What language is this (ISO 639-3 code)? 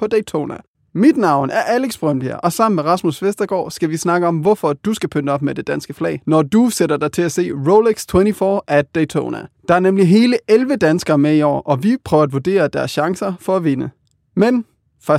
dan